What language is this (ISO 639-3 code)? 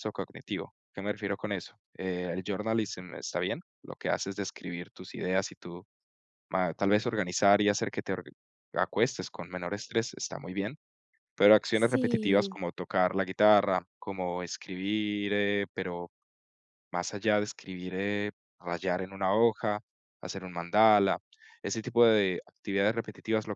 spa